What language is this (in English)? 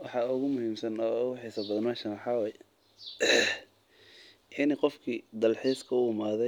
Somali